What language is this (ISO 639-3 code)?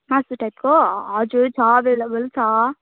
nep